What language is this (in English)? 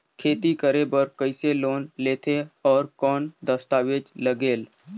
Chhattisgarhi